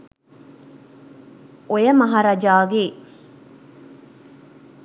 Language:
Sinhala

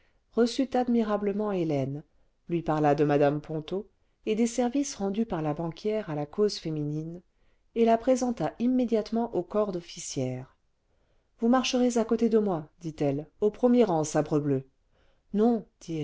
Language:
French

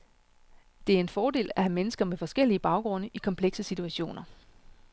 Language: Danish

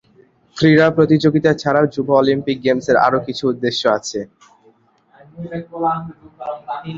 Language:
Bangla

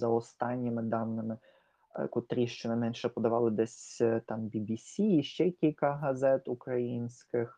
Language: Ukrainian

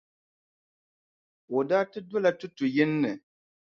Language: Dagbani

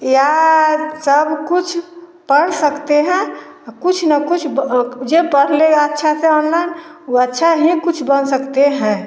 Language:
Hindi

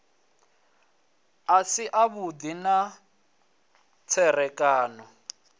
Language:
Venda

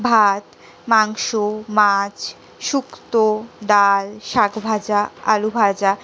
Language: Bangla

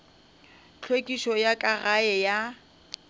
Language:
Northern Sotho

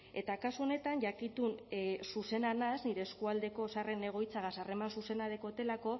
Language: Basque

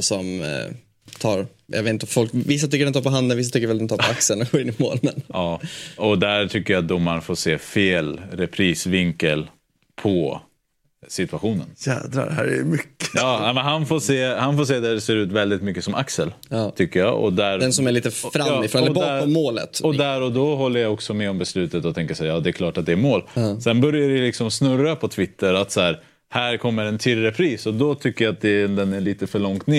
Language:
Swedish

